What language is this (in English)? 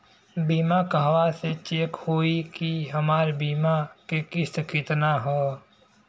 Bhojpuri